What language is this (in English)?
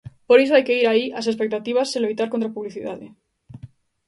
Galician